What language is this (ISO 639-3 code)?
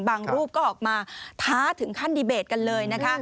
tha